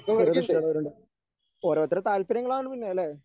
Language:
Malayalam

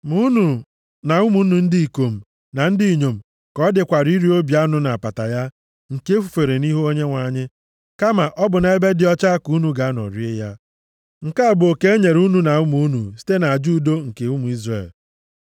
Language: Igbo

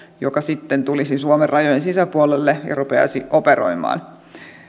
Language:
Finnish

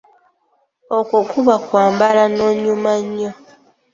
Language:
Ganda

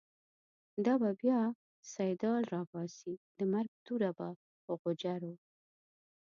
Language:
Pashto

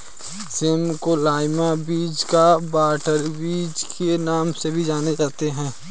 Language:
Hindi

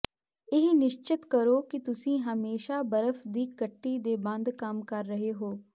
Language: Punjabi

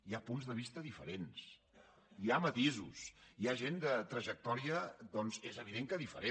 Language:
Catalan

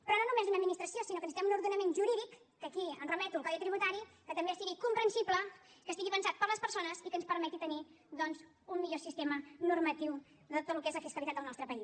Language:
Catalan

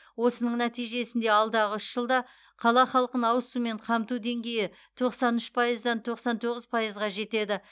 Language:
Kazakh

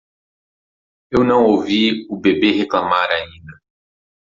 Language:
Portuguese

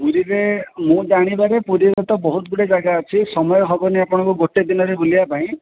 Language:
Odia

